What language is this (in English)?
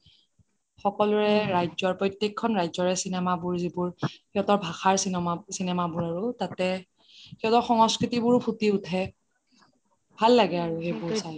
Assamese